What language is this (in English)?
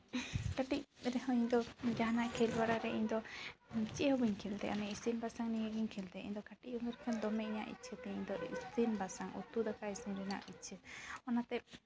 Santali